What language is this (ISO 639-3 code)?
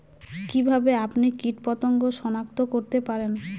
ben